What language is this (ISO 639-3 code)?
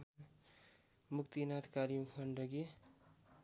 nep